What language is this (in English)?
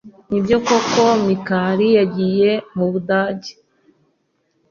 Kinyarwanda